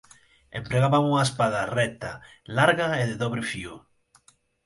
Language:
Galician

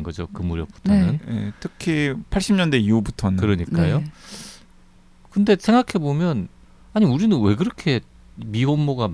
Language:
Korean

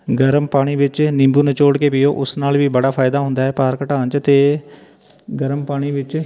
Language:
Punjabi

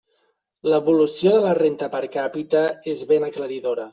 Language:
Catalan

